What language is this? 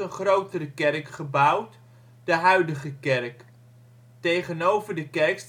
Dutch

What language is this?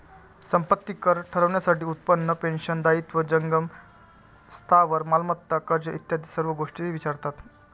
Marathi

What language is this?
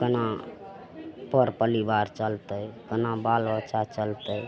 Maithili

